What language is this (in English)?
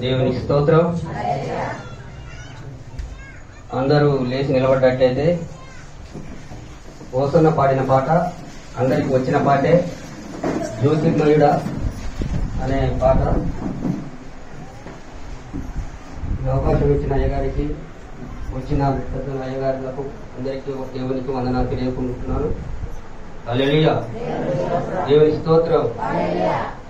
Indonesian